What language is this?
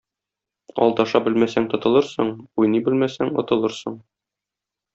Tatar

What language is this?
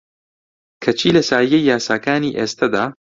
Central Kurdish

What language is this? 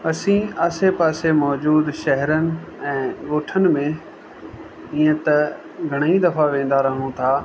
Sindhi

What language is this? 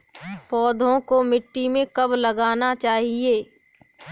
Hindi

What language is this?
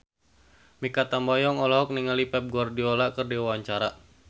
Sundanese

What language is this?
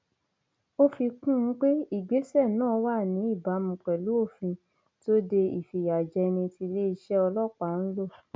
Yoruba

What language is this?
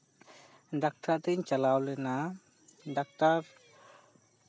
Santali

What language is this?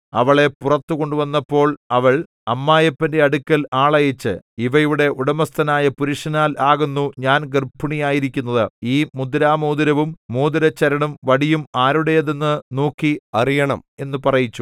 Malayalam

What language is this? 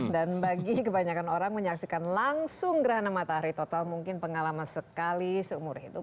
Indonesian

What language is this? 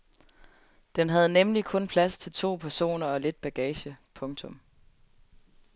Danish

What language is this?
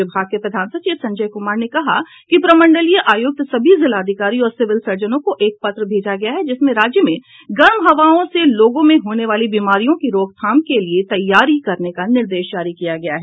Hindi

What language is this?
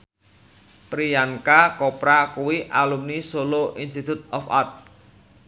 Javanese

